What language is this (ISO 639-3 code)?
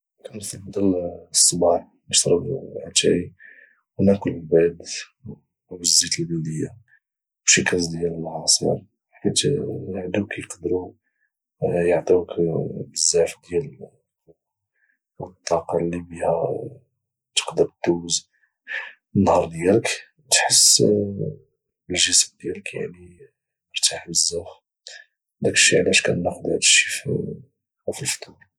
ary